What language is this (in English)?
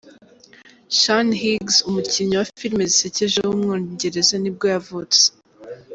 Kinyarwanda